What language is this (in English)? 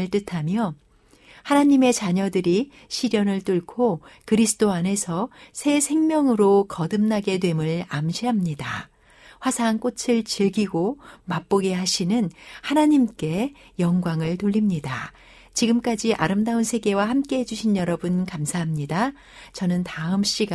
Korean